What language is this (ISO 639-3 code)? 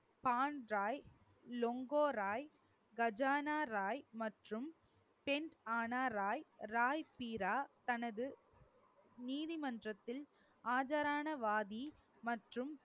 tam